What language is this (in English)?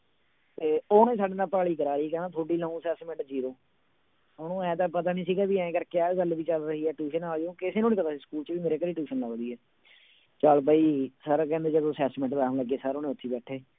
Punjabi